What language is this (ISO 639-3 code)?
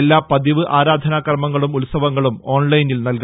mal